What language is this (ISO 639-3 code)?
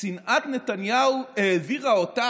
heb